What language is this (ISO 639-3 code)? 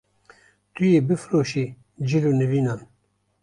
kur